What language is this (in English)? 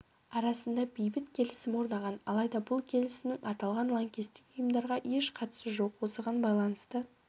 Kazakh